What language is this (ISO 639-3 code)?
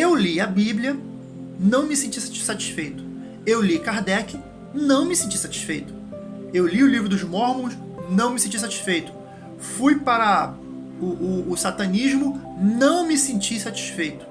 por